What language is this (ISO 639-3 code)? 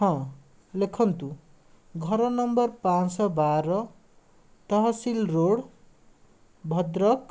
ori